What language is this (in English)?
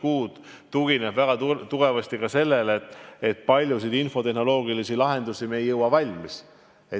Estonian